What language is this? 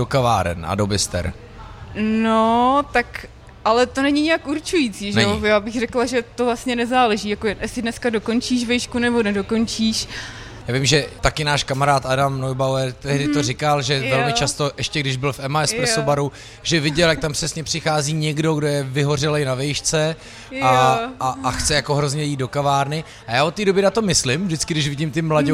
Czech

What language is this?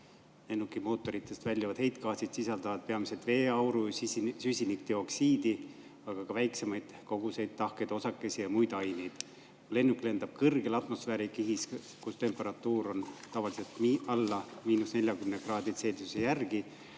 Estonian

